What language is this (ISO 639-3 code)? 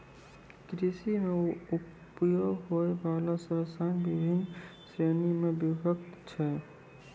mai